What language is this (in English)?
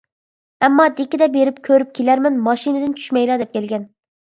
Uyghur